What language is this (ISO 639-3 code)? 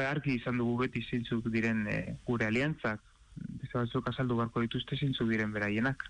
spa